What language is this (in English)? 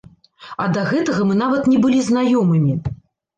Belarusian